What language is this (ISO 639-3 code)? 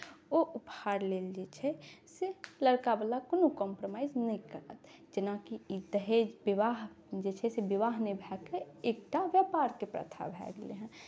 mai